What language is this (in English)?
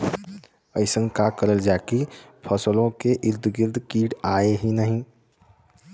Bhojpuri